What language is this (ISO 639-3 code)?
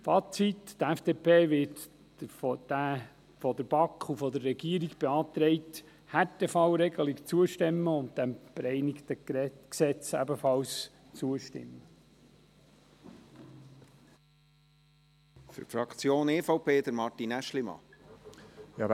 gsw